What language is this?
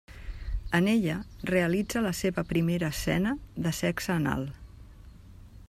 Catalan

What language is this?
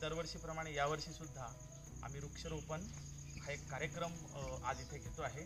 Hindi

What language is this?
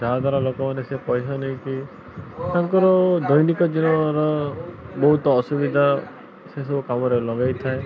Odia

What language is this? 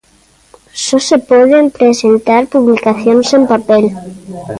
Galician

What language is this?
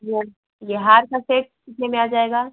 Hindi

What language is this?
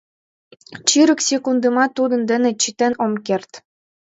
Mari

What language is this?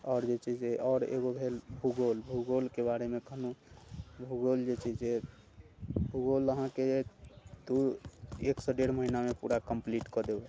Maithili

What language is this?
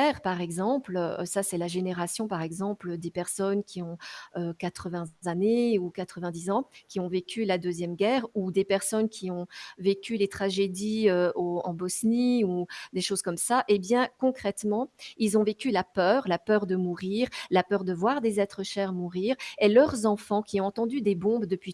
French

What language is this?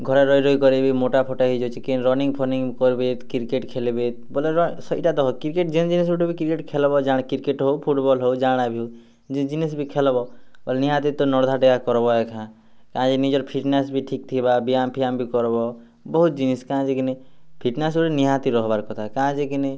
Odia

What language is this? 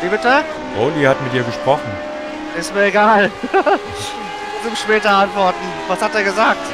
German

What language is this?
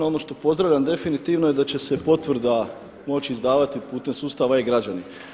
Croatian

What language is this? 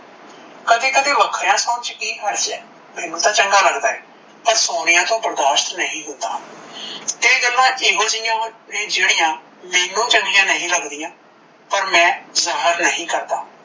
Punjabi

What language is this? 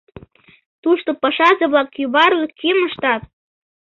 Mari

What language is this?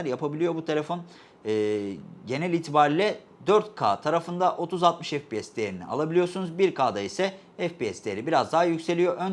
Turkish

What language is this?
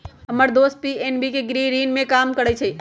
Magahi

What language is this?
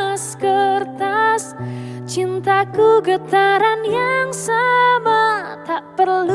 Indonesian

